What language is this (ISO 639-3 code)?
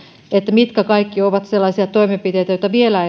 fin